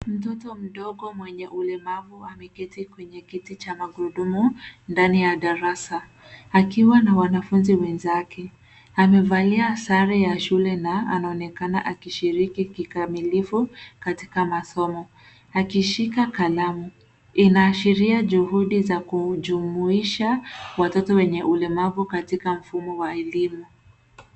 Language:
Swahili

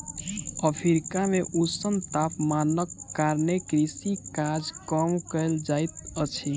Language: Maithili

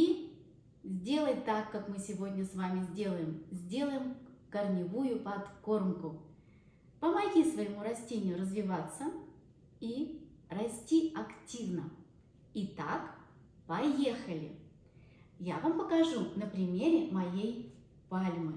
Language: Russian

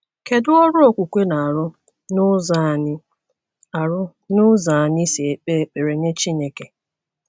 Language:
Igbo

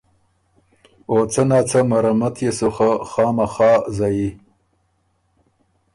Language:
Ormuri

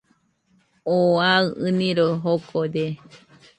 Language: Nüpode Huitoto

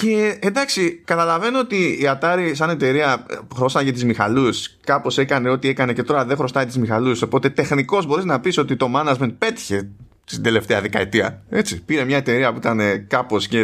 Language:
Greek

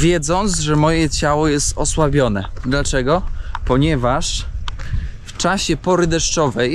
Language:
Polish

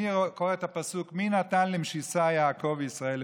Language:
Hebrew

